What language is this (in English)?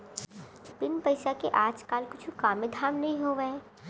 Chhattisgarhi